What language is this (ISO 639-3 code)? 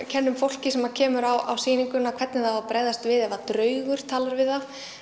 isl